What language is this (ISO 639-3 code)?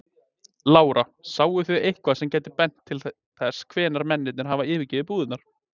isl